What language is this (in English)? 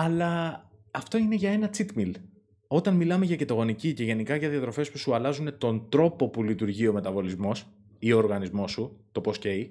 Greek